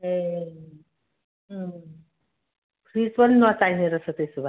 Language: Nepali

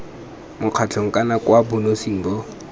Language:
Tswana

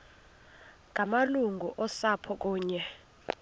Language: Xhosa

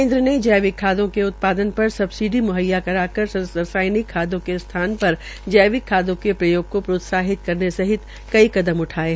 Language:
Hindi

